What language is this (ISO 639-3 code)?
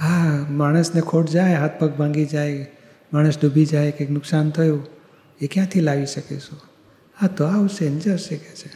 guj